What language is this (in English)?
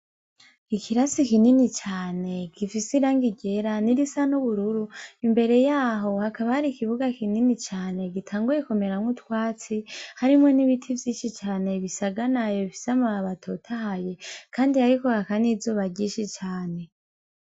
Rundi